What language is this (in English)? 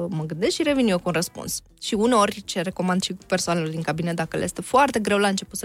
Romanian